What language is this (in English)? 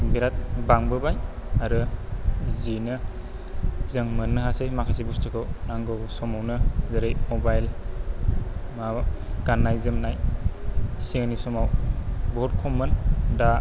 Bodo